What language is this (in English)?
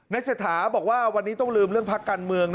Thai